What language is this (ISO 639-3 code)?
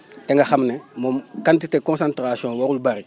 wol